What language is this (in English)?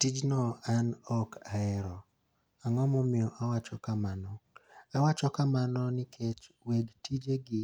Luo (Kenya and Tanzania)